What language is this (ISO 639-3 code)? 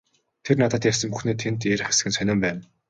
mon